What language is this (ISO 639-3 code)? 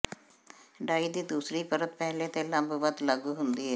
pan